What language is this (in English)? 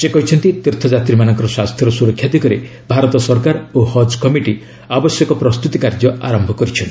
Odia